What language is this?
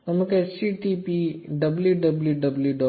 Malayalam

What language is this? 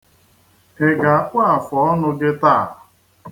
Igbo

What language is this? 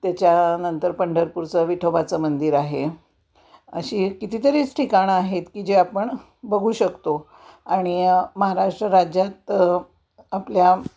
Marathi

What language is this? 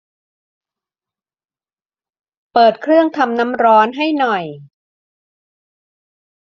Thai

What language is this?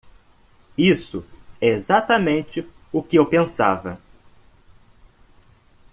Portuguese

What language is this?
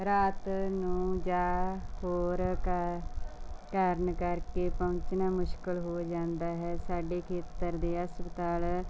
Punjabi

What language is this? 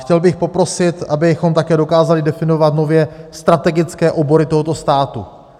Czech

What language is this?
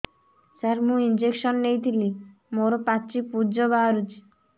Odia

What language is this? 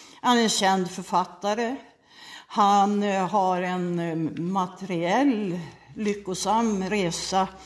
Swedish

